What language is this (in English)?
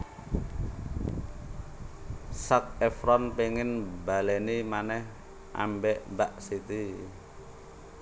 Javanese